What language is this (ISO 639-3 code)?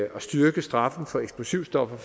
dan